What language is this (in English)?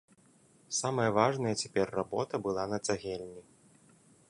Belarusian